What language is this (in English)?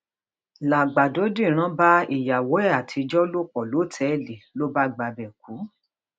Yoruba